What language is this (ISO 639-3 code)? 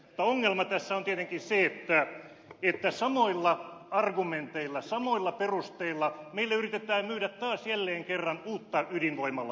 fin